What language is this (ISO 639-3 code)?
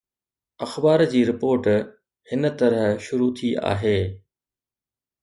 snd